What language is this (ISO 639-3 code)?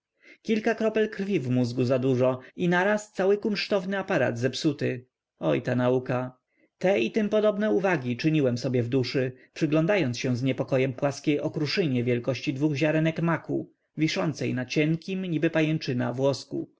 pol